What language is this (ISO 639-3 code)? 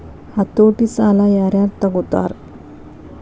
kan